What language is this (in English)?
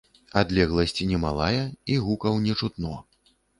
Belarusian